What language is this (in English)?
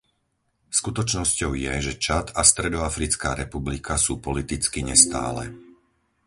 Slovak